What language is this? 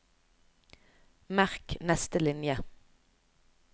Norwegian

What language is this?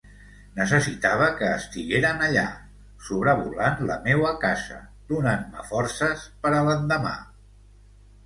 Catalan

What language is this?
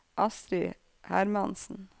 Norwegian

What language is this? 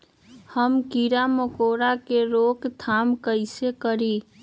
Magahi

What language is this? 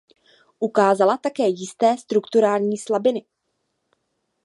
Czech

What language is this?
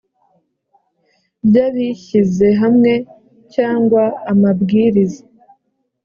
Kinyarwanda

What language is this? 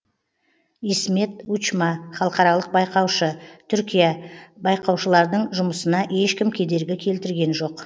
Kazakh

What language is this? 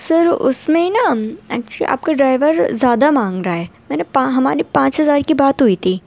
Urdu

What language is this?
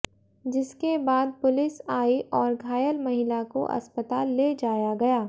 Hindi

